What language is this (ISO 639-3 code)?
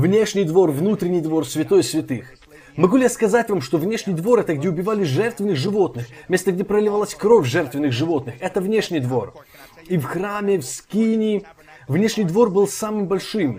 rus